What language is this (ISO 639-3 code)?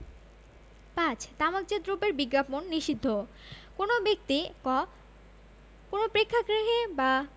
ben